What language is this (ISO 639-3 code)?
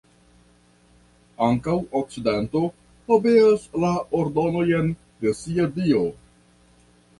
epo